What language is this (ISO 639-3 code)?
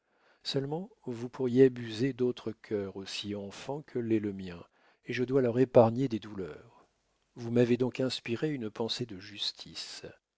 fra